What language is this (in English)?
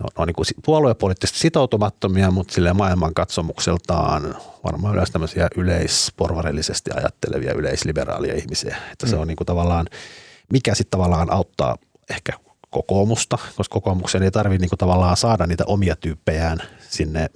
Finnish